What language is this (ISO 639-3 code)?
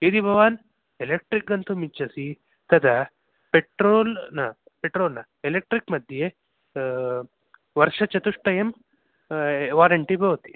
san